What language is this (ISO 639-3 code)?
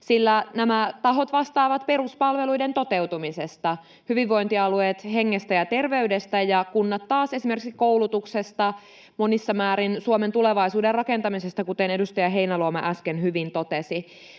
fin